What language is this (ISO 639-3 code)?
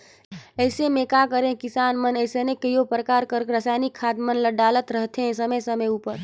hne